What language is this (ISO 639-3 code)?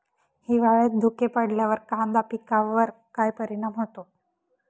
mar